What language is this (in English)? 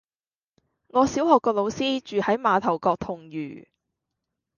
Cantonese